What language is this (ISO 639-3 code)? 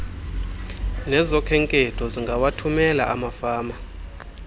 xho